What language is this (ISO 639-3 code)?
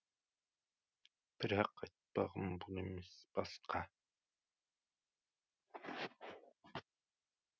kaz